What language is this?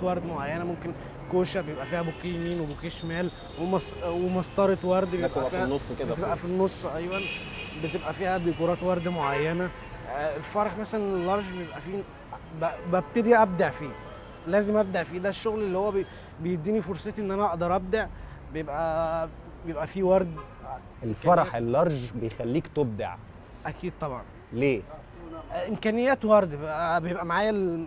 Arabic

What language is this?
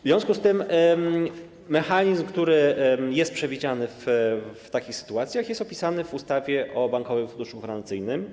Polish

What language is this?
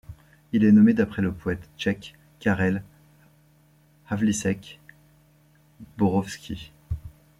French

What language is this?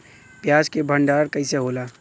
Bhojpuri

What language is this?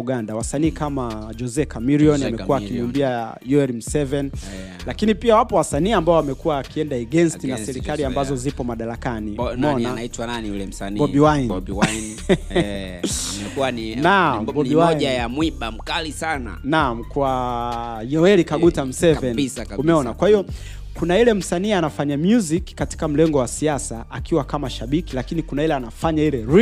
Swahili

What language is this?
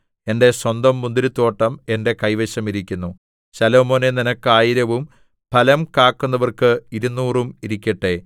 Malayalam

